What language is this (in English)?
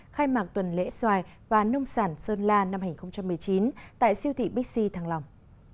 Vietnamese